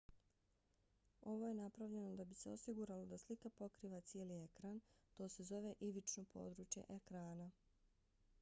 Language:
Bosnian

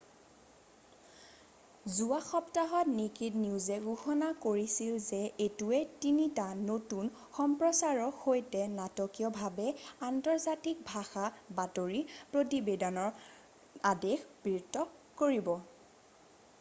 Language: Assamese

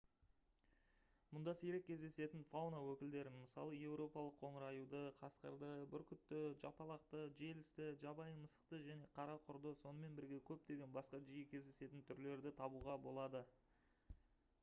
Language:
Kazakh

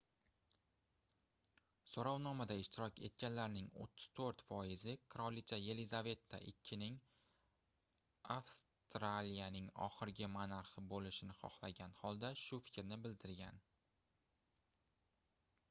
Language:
Uzbek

